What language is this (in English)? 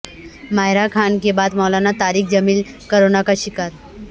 Urdu